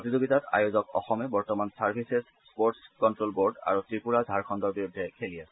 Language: Assamese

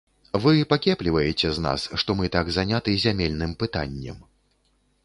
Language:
Belarusian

